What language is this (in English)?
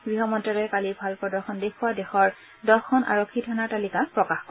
Assamese